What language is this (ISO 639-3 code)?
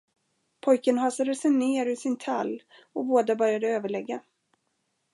swe